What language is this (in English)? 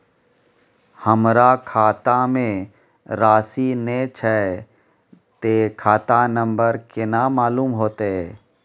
Maithili